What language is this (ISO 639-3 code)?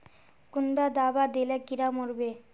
mag